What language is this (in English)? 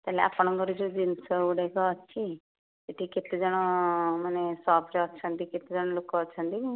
Odia